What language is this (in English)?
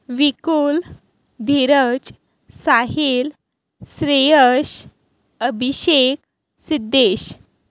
Konkani